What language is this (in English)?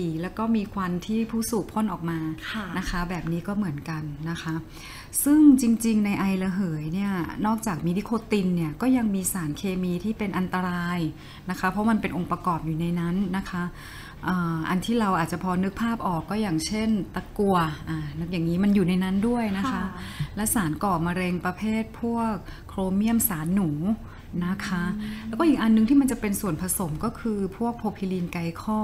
Thai